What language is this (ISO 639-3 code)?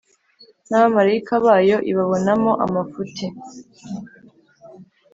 kin